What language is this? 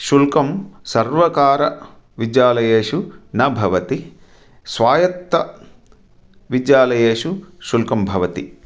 Sanskrit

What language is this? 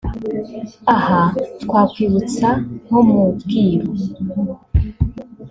Kinyarwanda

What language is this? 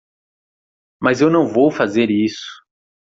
Portuguese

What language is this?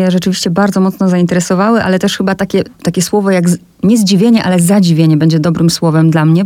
Polish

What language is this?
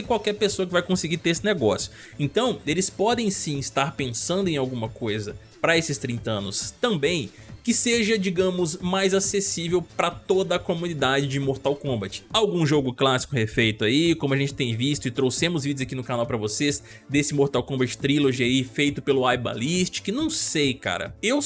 Portuguese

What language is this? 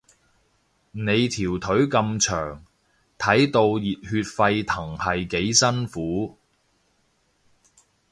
Cantonese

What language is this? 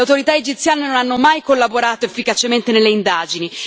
Italian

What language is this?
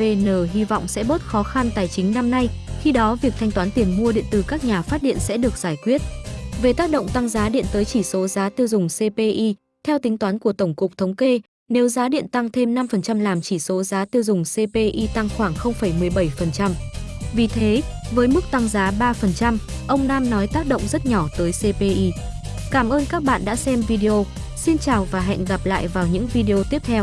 Vietnamese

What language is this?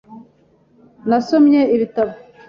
Kinyarwanda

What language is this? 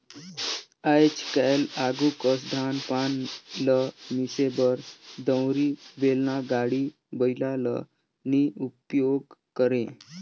Chhattisgarhi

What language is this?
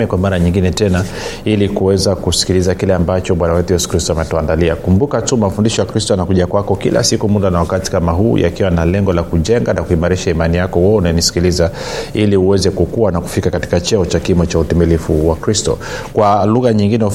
Swahili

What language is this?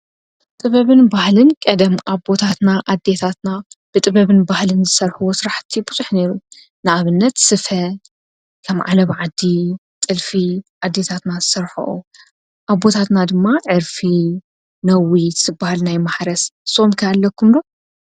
Tigrinya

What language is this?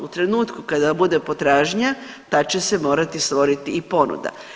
Croatian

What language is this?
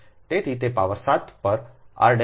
Gujarati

